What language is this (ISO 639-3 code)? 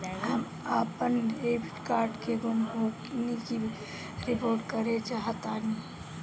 bho